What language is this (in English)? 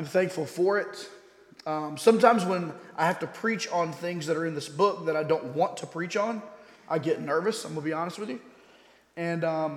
English